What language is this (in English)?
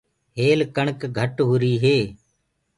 Gurgula